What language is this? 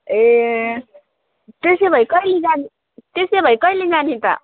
Nepali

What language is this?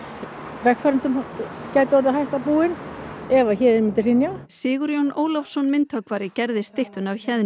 Icelandic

